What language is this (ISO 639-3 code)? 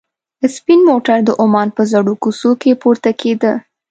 pus